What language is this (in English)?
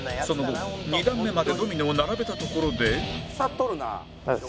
Japanese